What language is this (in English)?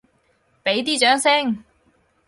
Cantonese